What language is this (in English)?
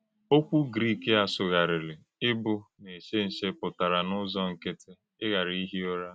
Igbo